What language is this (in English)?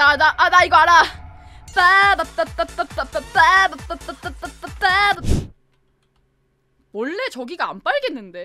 Korean